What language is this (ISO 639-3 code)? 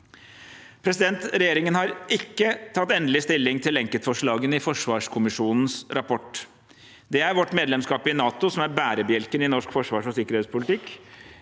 nor